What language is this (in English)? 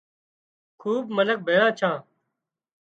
Wadiyara Koli